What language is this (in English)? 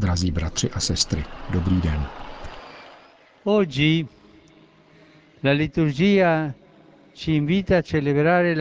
Czech